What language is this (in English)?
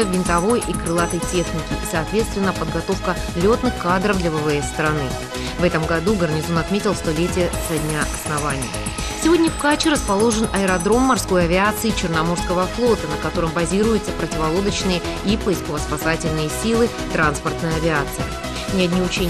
Russian